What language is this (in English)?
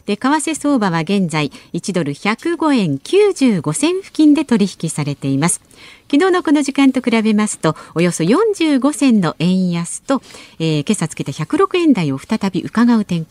Japanese